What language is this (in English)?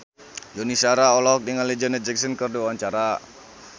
Sundanese